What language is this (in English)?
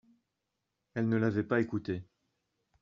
French